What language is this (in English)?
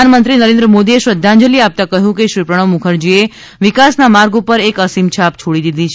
Gujarati